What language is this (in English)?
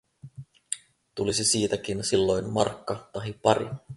Finnish